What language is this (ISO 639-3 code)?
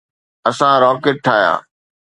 snd